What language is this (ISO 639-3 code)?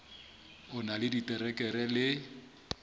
sot